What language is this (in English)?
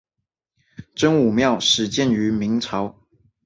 Chinese